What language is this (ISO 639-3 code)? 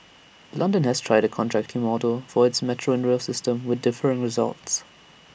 eng